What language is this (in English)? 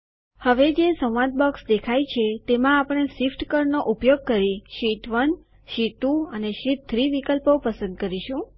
Gujarati